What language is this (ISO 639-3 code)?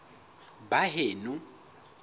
sot